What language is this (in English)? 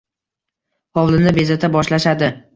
Uzbek